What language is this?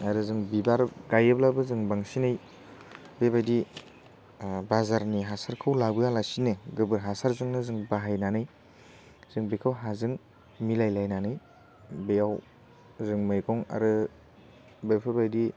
Bodo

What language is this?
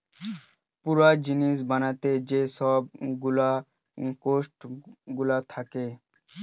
Bangla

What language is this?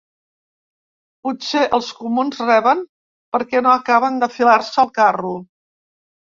Catalan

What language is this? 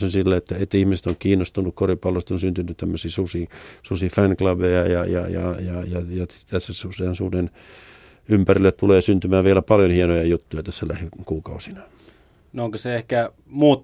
Finnish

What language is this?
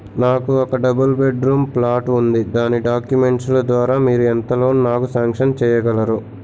Telugu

